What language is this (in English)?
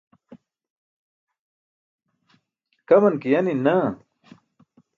Burushaski